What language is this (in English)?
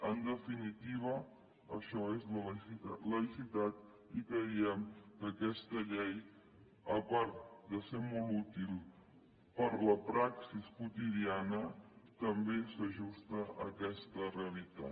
Catalan